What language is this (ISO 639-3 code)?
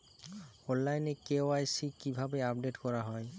ben